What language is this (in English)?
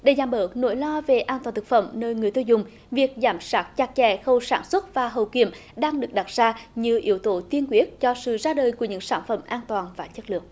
Vietnamese